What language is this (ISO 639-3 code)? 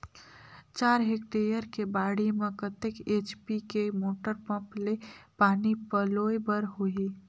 hne